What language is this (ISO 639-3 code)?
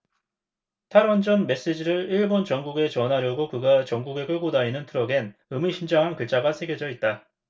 kor